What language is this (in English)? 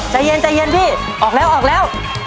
Thai